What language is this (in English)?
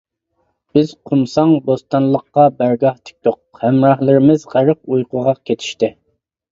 Uyghur